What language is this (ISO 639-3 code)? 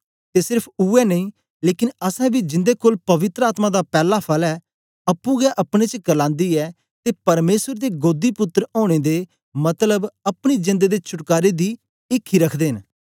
doi